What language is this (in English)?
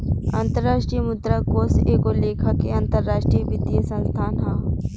Bhojpuri